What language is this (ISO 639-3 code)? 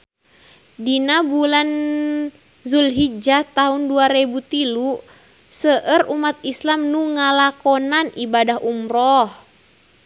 sun